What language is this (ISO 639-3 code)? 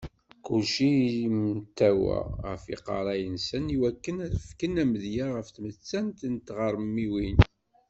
kab